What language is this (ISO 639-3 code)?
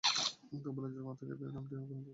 ben